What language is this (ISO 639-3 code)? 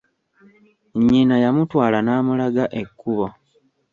lug